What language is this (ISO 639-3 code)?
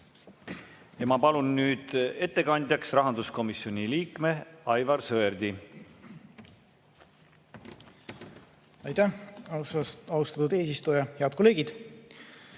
est